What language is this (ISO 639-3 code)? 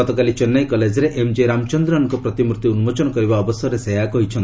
ori